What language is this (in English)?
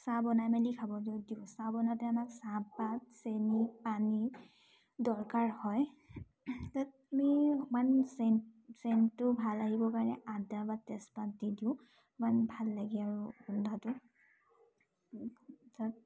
Assamese